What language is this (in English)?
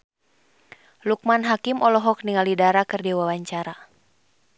Sundanese